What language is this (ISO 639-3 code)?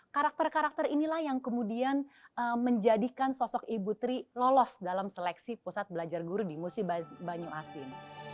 ind